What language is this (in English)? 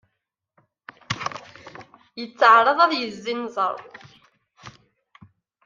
Kabyle